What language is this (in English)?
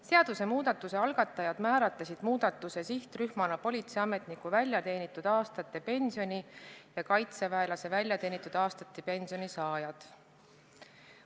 Estonian